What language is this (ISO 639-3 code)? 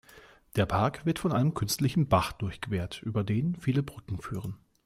deu